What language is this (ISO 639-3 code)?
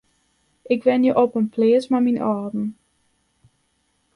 fry